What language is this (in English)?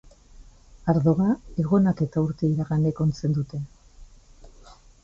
Basque